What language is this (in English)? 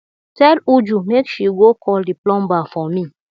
Nigerian Pidgin